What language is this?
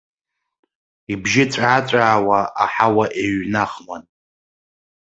Abkhazian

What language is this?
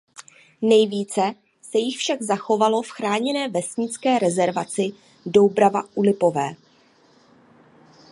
Czech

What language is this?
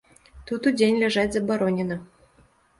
Belarusian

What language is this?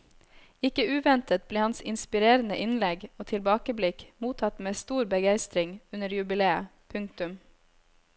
Norwegian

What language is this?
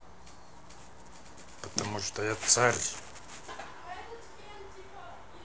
Russian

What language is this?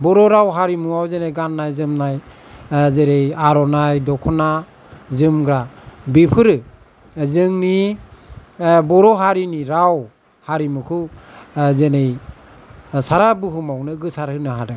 Bodo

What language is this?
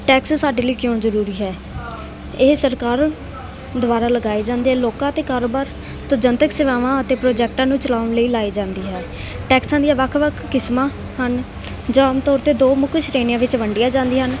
Punjabi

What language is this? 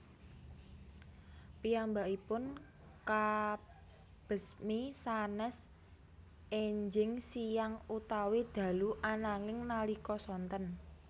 Javanese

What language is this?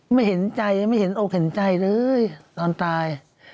Thai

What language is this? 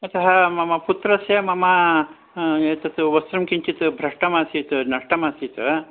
Sanskrit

